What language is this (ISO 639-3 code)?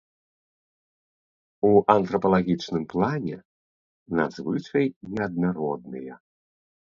bel